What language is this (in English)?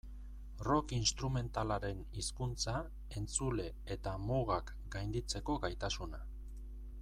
Basque